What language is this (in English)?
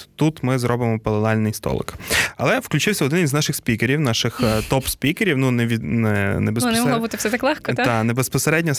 Ukrainian